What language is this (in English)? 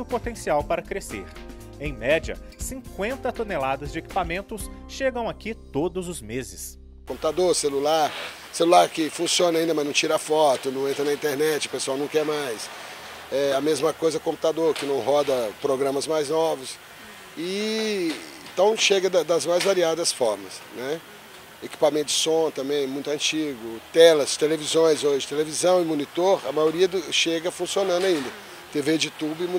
Portuguese